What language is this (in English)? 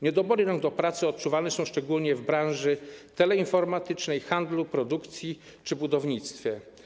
Polish